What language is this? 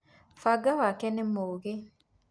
Kikuyu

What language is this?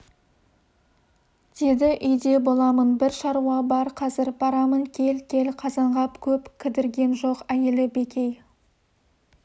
Kazakh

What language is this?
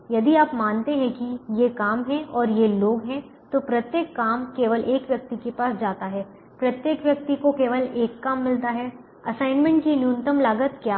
Hindi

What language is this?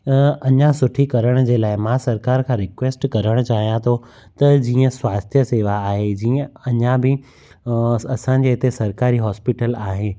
Sindhi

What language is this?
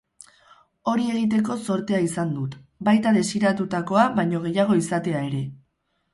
Basque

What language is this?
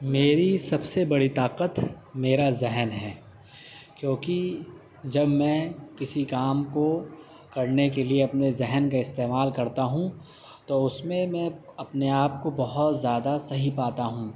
Urdu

